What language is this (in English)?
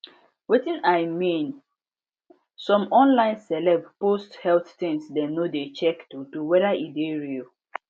Nigerian Pidgin